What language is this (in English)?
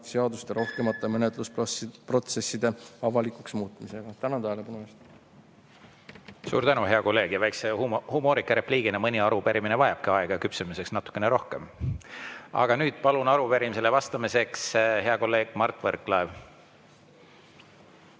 Estonian